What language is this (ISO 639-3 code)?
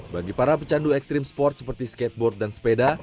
ind